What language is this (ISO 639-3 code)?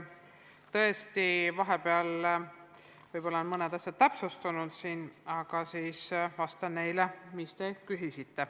est